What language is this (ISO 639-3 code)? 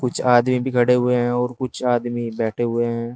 hin